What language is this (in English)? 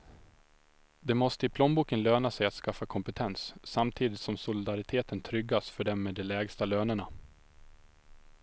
Swedish